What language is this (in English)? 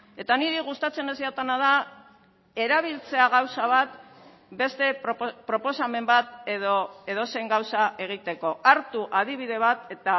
Basque